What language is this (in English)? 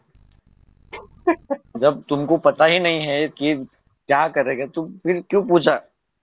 Marathi